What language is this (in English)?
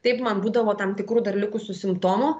Lithuanian